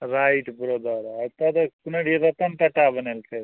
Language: Maithili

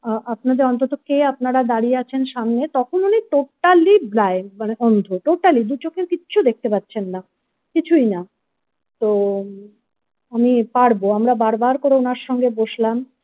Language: Bangla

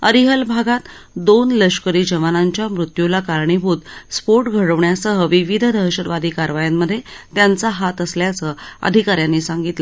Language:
Marathi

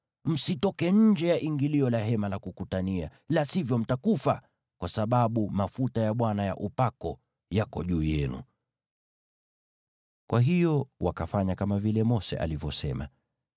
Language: Swahili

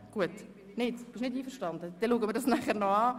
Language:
Swiss German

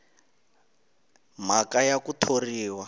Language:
Tsonga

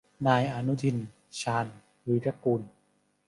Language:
Thai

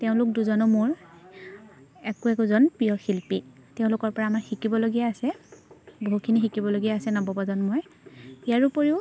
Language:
Assamese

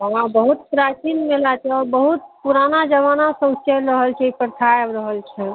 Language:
Maithili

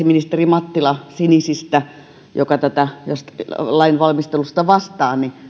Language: Finnish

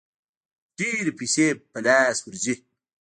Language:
Pashto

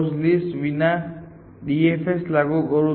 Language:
Gujarati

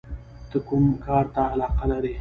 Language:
Pashto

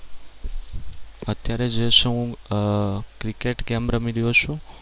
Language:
Gujarati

